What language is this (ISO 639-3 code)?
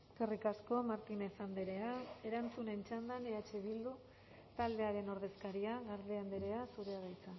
eus